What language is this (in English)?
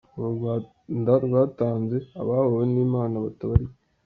Kinyarwanda